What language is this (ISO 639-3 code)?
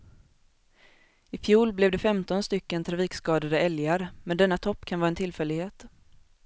swe